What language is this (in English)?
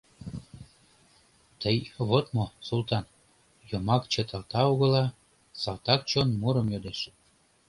Mari